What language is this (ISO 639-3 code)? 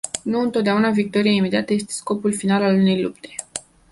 ron